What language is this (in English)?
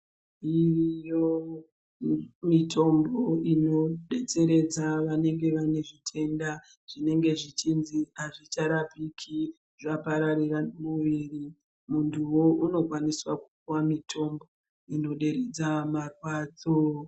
Ndau